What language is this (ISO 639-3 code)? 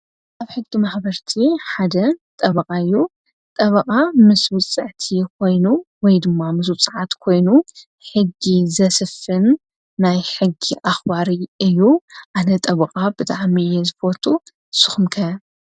tir